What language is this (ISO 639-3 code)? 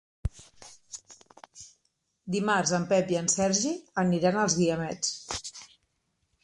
cat